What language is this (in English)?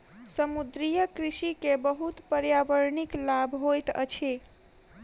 Maithili